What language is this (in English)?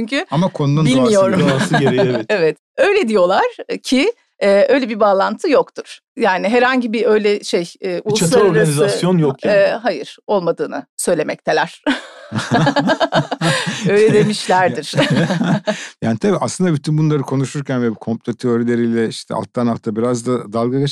Turkish